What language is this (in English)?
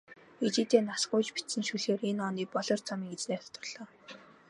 Mongolian